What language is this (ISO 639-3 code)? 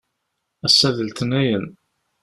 kab